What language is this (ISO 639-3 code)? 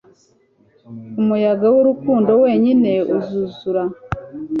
kin